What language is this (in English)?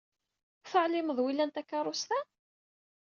Kabyle